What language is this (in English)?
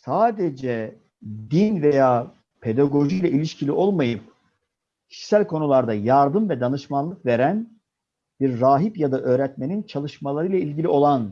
Turkish